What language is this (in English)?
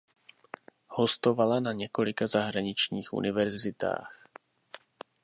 Czech